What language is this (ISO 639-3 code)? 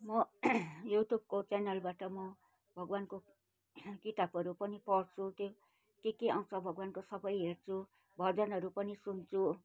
nep